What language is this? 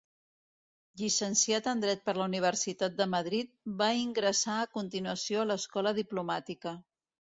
Catalan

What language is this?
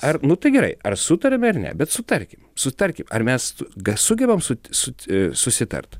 Lithuanian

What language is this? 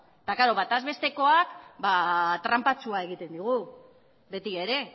Basque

